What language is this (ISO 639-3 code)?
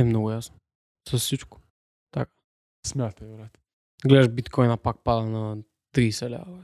bul